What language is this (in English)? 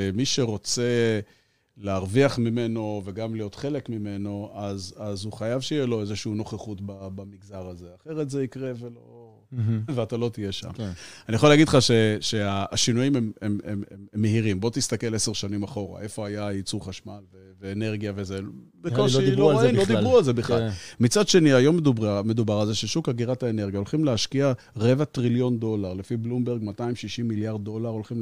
Hebrew